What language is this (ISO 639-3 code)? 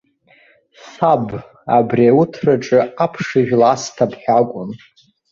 abk